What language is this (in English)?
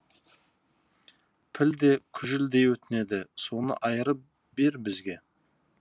Kazakh